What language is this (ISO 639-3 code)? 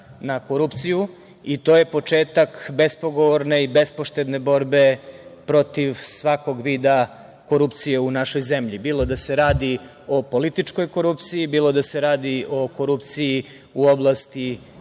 srp